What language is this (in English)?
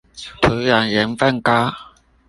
Chinese